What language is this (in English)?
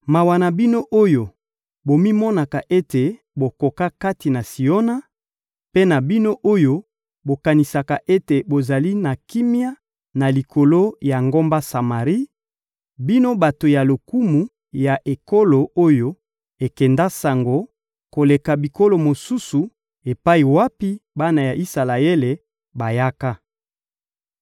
Lingala